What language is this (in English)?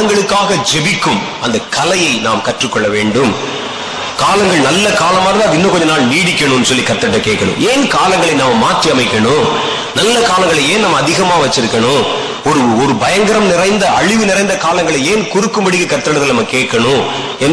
Tamil